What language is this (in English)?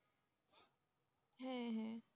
Bangla